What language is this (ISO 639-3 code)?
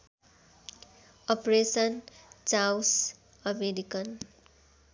nep